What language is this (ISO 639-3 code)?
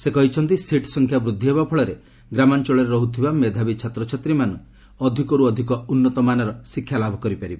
ori